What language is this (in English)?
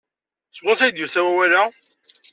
Kabyle